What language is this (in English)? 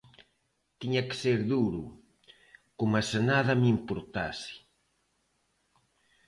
Galician